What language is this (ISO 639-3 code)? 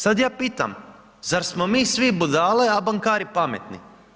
hrv